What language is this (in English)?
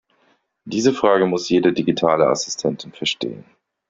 German